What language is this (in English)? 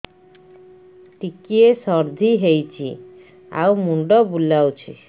Odia